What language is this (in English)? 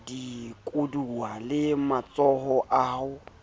Southern Sotho